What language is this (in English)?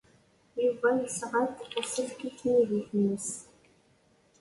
Kabyle